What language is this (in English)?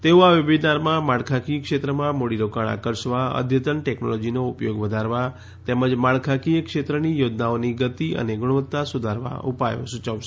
Gujarati